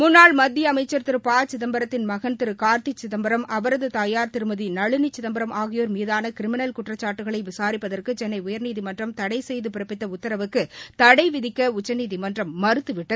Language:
Tamil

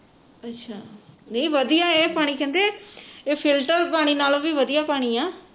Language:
Punjabi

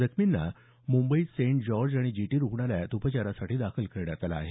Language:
Marathi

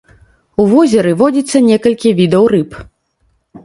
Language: Belarusian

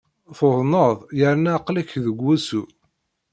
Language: Kabyle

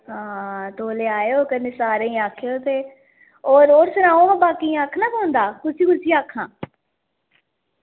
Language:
Dogri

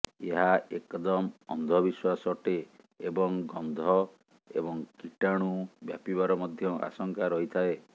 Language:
Odia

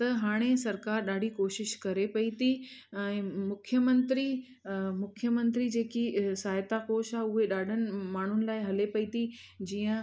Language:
Sindhi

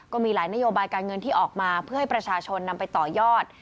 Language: Thai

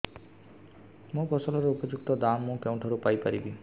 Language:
Odia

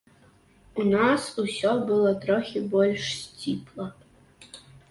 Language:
Belarusian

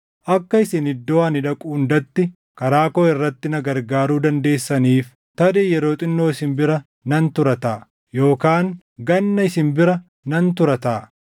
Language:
Oromo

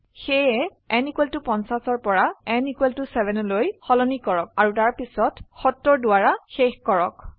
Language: Assamese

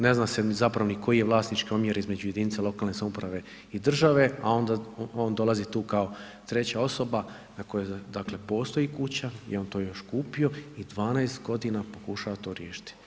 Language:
Croatian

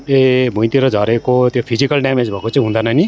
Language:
Nepali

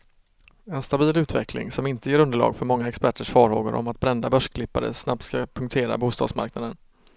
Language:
Swedish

